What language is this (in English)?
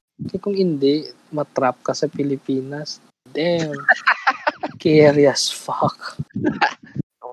Filipino